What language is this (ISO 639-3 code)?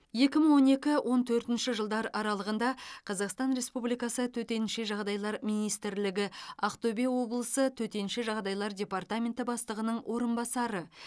kaz